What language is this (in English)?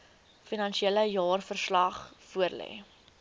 Afrikaans